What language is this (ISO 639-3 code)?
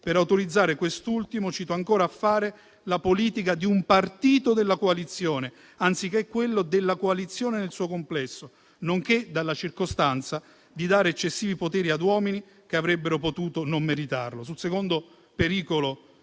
ita